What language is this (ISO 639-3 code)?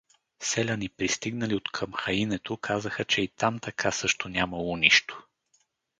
bul